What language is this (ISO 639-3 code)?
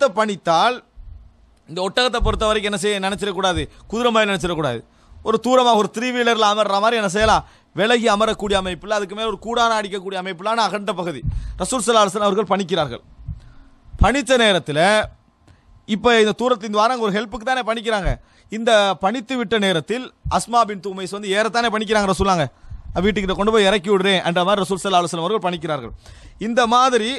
ara